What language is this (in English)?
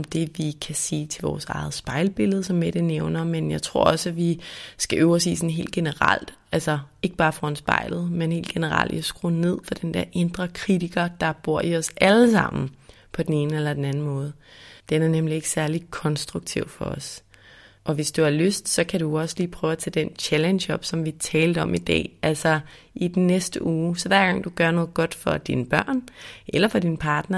Danish